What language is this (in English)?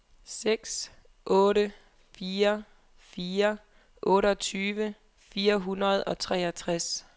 Danish